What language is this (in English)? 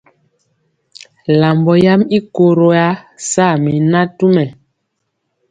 Mpiemo